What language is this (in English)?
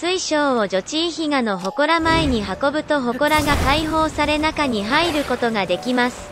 Japanese